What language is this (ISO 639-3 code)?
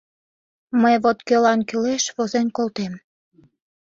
chm